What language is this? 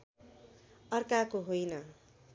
Nepali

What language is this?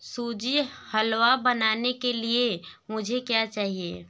Hindi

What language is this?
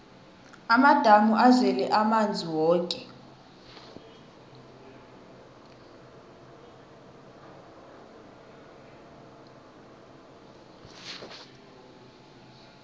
South Ndebele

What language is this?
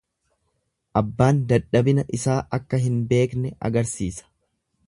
Oromo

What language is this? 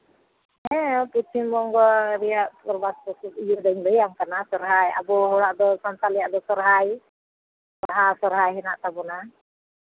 Santali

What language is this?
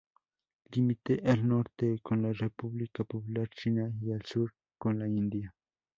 Spanish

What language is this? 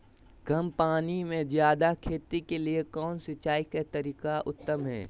Magahi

